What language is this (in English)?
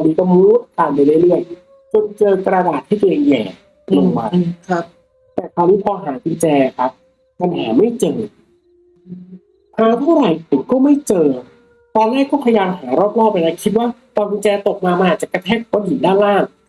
Thai